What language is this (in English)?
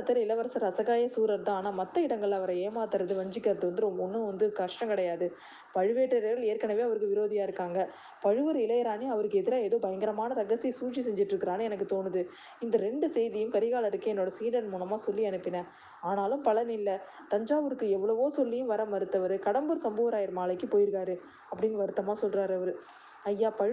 Tamil